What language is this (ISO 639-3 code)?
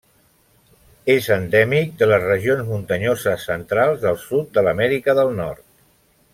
cat